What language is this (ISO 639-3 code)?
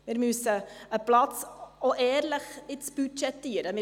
gsw